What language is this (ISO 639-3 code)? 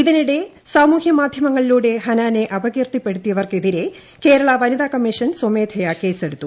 mal